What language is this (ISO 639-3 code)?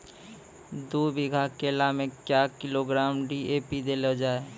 mai